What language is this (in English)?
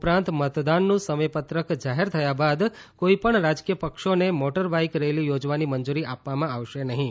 Gujarati